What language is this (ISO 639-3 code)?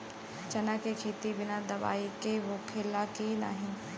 bho